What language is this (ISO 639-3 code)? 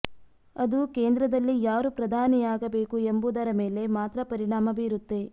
kan